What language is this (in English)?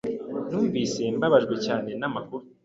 Kinyarwanda